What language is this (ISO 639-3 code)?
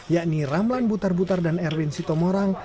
ind